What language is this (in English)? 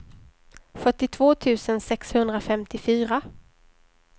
Swedish